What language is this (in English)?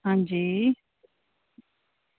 Dogri